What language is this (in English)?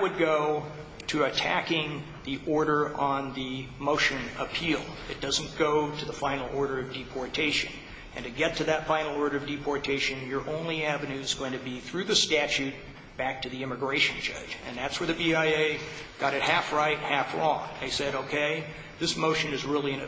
English